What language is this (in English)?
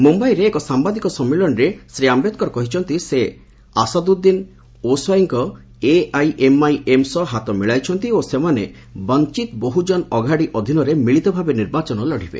Odia